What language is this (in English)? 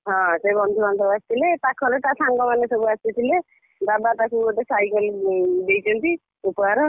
Odia